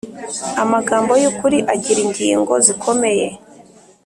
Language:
Kinyarwanda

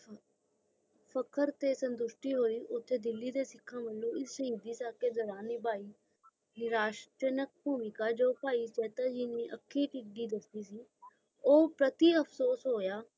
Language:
Punjabi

